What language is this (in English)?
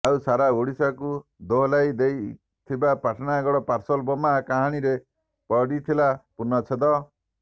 Odia